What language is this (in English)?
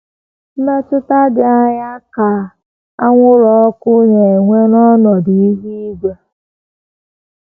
Igbo